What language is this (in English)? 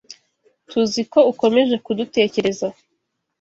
Kinyarwanda